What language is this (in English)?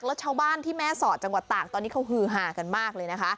Thai